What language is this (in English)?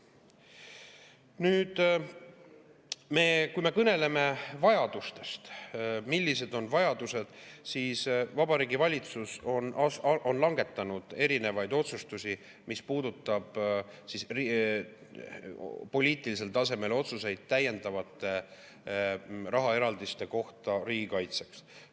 Estonian